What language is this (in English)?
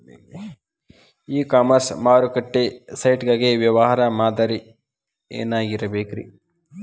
Kannada